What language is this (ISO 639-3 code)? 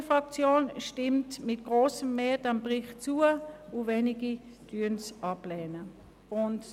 gsw